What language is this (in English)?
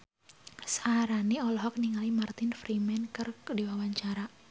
Sundanese